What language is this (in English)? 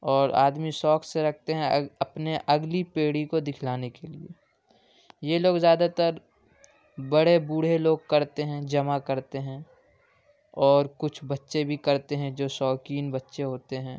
Urdu